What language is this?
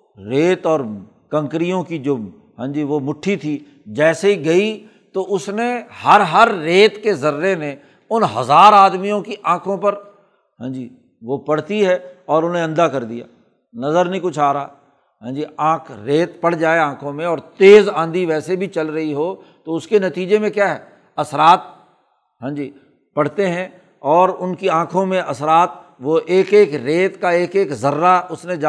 Urdu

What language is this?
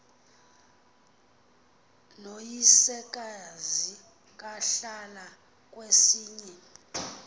Xhosa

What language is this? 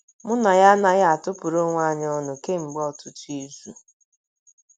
Igbo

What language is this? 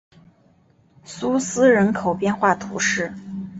Chinese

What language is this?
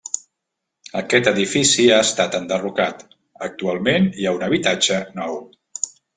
Catalan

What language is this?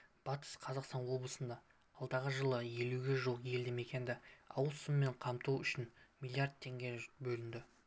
Kazakh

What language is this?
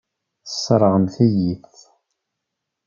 Kabyle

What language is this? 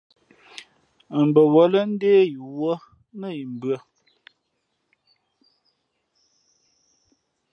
Fe'fe'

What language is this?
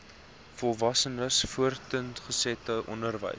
Afrikaans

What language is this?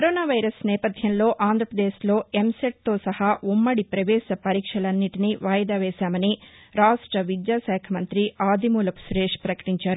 Telugu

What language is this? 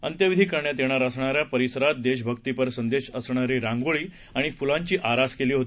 Marathi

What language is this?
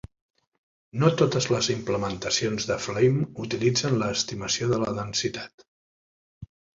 Catalan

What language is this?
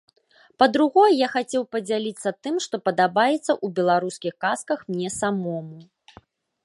Belarusian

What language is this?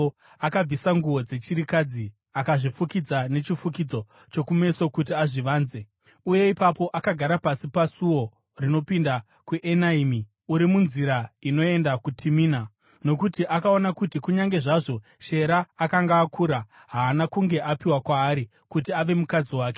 Shona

